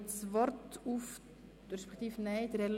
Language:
Swiss German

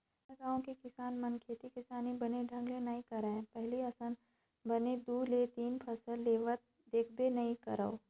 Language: Chhattisgarhi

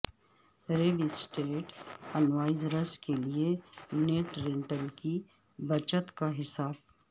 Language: Urdu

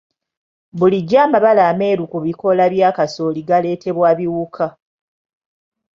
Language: Ganda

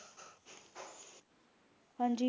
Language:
Punjabi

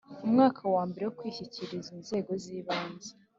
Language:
Kinyarwanda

